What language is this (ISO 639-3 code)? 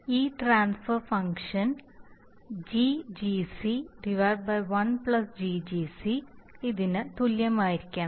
mal